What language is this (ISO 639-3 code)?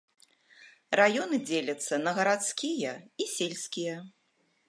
bel